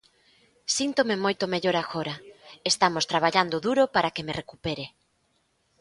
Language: Galician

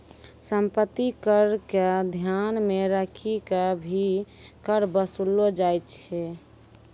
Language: Maithili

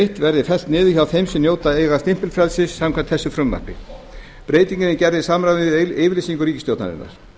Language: Icelandic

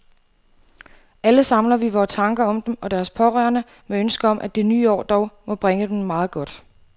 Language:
Danish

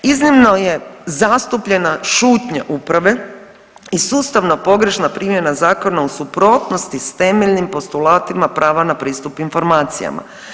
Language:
Croatian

